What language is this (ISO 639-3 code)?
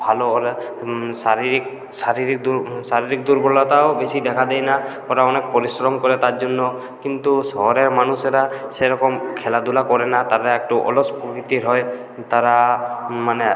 ben